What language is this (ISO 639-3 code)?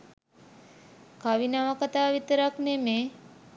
sin